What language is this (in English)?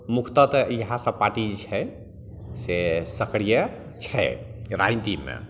Maithili